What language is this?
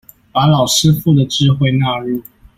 Chinese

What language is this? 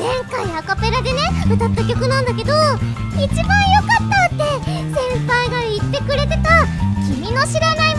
Japanese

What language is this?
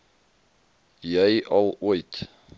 Afrikaans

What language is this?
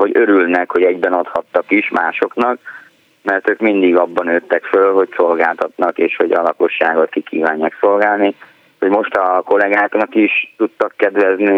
Hungarian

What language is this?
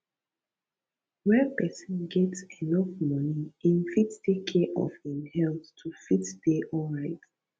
Nigerian Pidgin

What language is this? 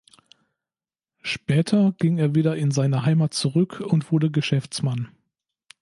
German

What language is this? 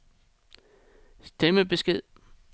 Danish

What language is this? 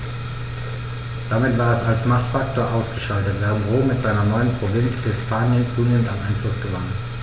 German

